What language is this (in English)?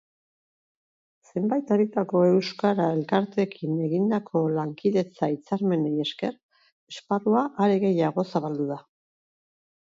Basque